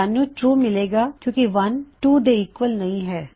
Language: Punjabi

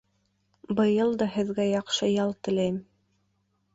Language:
Bashkir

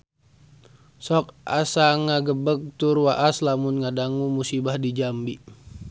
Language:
Sundanese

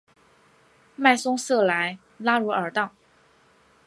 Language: Chinese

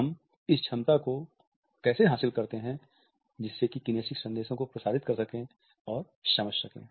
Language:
Hindi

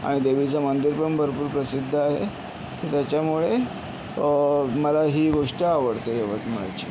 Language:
Marathi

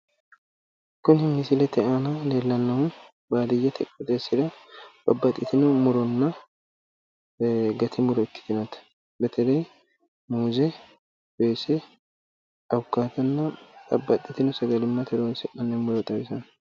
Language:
Sidamo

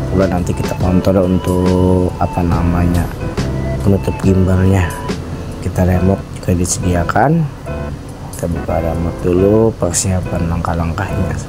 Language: Indonesian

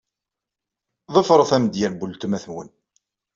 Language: Kabyle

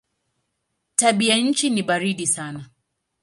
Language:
Swahili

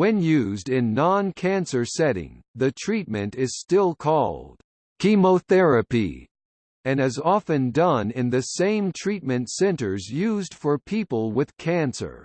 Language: English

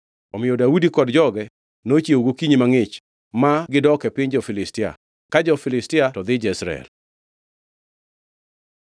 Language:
Luo (Kenya and Tanzania)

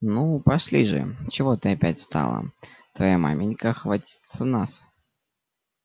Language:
Russian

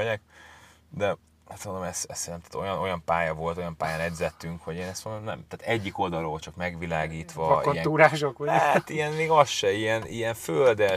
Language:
Hungarian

